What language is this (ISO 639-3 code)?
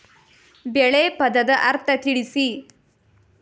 kan